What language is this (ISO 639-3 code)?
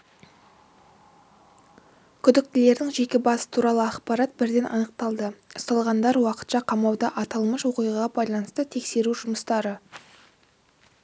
kaz